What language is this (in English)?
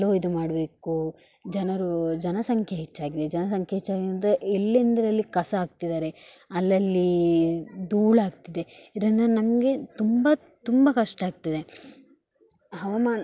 Kannada